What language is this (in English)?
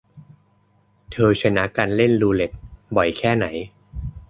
Thai